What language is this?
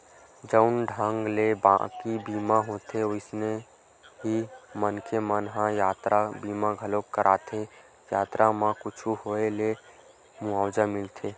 Chhattisgarhi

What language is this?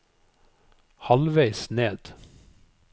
Norwegian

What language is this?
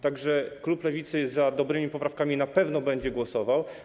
Polish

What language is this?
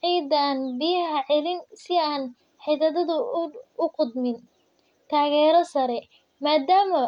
Somali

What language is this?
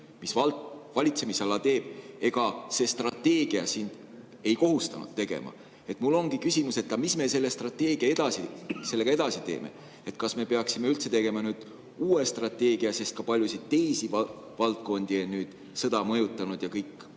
Estonian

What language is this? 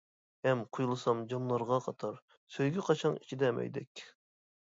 Uyghur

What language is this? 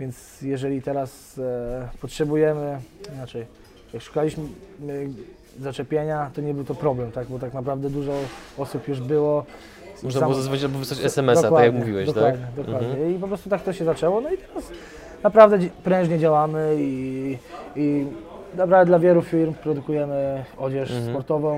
Polish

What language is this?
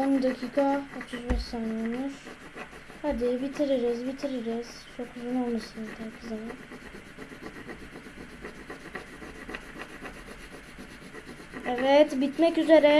Turkish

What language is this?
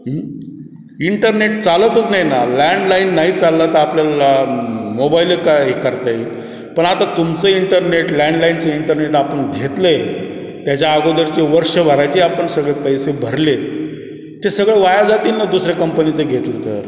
Marathi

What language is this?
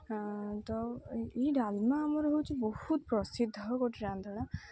Odia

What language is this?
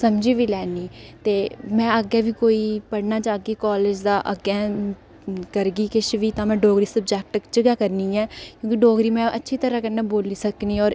Dogri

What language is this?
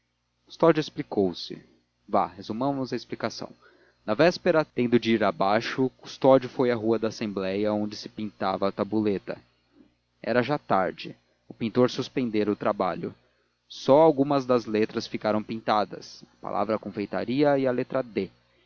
Portuguese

